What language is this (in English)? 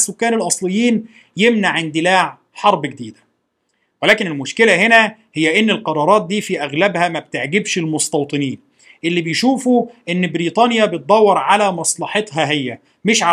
Arabic